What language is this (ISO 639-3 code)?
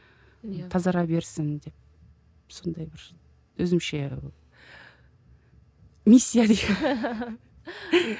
kaz